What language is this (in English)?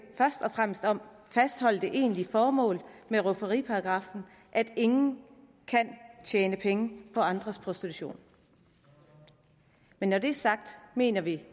Danish